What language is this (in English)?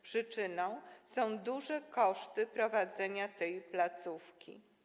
Polish